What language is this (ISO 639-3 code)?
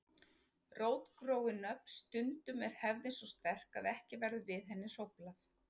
isl